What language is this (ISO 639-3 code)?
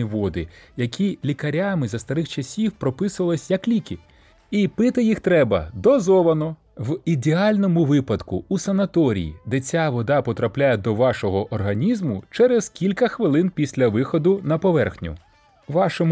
ukr